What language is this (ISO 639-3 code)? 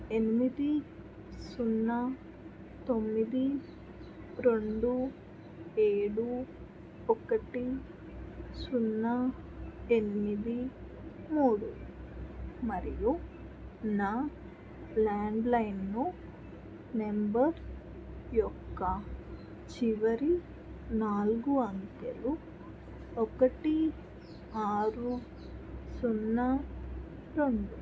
tel